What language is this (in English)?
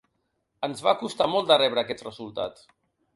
Catalan